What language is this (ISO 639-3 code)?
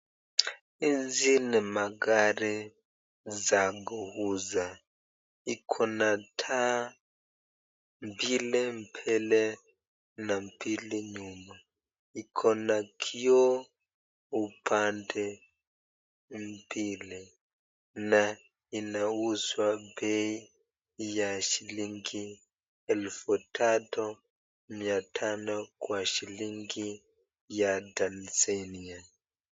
swa